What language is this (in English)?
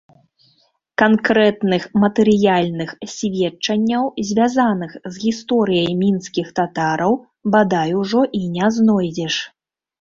Belarusian